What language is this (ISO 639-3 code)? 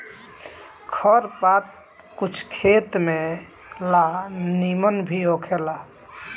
bho